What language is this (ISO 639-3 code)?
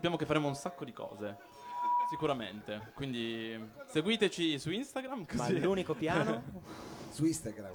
ita